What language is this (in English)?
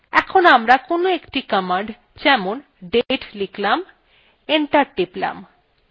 Bangla